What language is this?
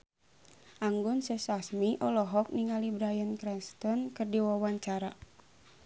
Sundanese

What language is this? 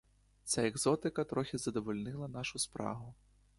Ukrainian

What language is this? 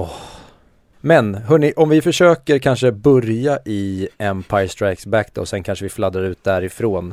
Swedish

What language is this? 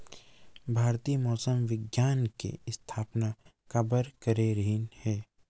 Chhattisgarhi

